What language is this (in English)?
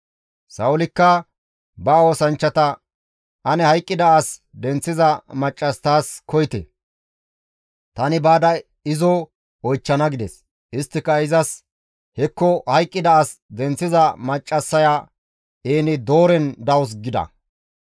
Gamo